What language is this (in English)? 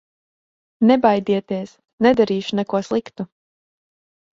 Latvian